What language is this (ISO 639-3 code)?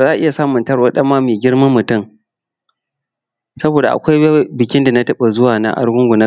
hau